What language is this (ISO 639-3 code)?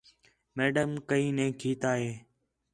xhe